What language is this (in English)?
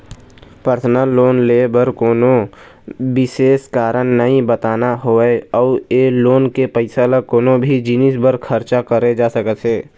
Chhattisgarhi